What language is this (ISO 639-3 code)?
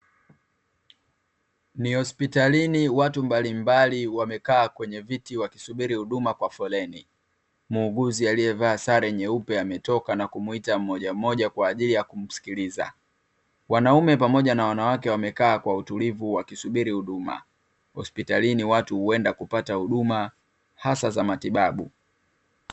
swa